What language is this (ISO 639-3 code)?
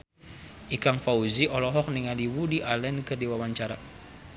sun